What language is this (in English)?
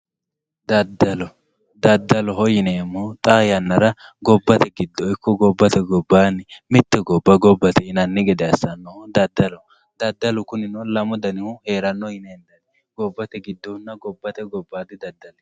Sidamo